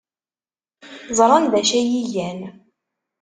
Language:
Kabyle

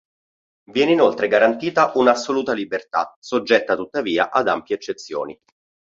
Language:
Italian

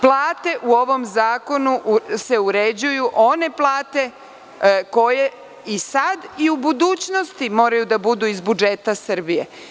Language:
Serbian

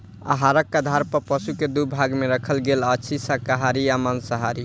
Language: Maithili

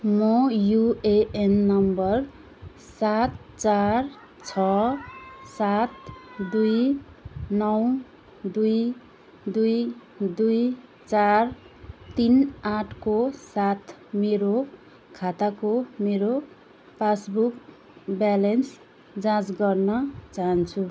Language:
Nepali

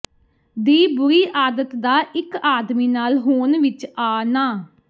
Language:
Punjabi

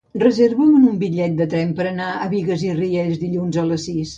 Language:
Catalan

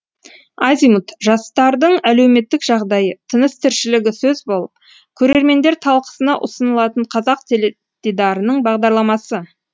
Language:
Kazakh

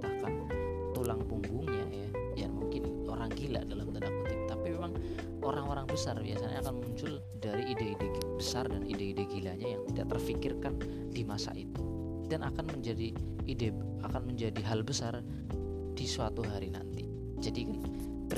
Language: Indonesian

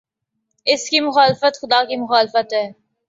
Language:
Urdu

